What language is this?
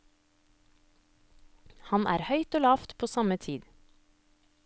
Norwegian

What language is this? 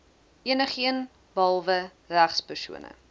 Afrikaans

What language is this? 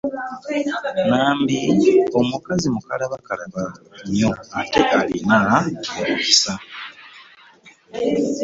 Ganda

